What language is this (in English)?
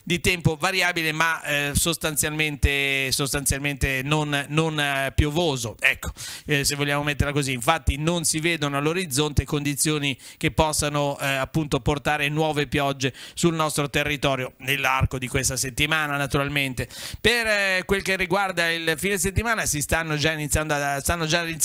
Italian